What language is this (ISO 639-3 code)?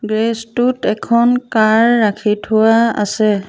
asm